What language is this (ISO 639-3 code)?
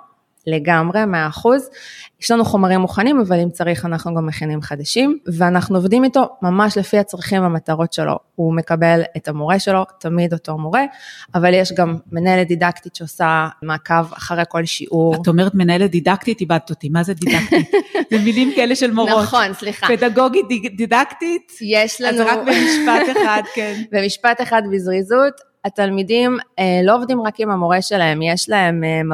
heb